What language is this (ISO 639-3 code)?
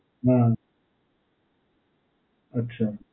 guj